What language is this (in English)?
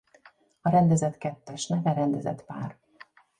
Hungarian